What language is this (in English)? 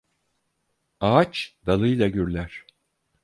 Turkish